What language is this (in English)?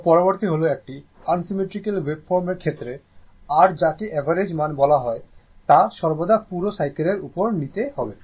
Bangla